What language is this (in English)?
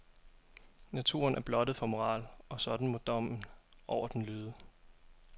Danish